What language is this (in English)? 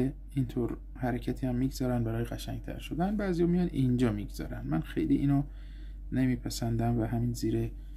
Persian